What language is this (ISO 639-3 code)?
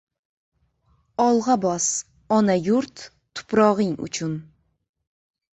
uzb